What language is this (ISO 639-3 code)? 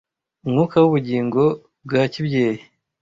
kin